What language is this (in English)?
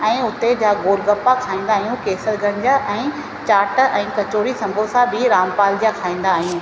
Sindhi